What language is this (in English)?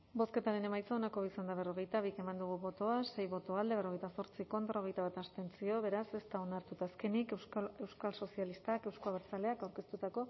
Basque